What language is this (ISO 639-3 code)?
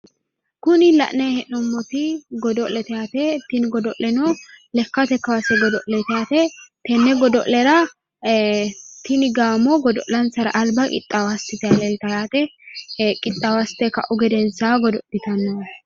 sid